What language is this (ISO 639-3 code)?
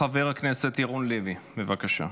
heb